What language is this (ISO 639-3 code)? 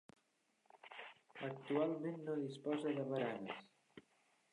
cat